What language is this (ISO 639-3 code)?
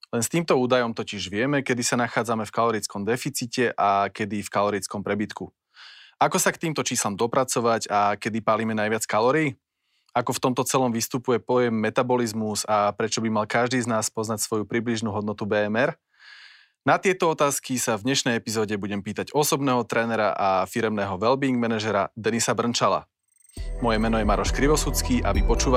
slk